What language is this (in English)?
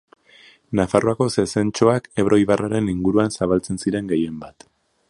Basque